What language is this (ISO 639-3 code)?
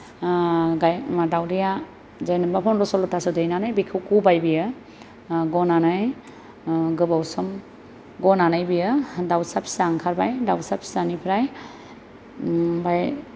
brx